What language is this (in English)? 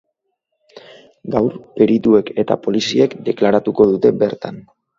Basque